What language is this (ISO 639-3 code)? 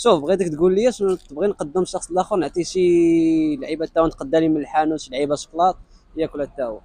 ara